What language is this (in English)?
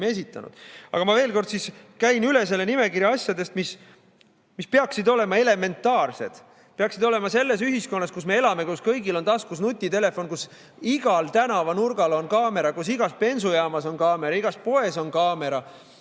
Estonian